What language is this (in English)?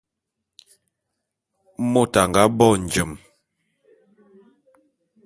Bulu